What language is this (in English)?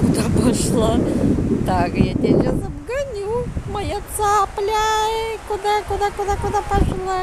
Russian